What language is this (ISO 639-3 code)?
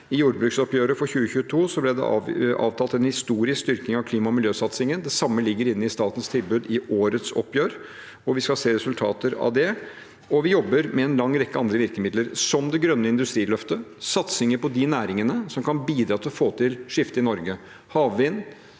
nor